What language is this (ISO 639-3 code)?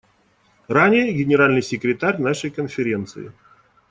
rus